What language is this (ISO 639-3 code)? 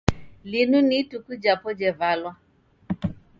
dav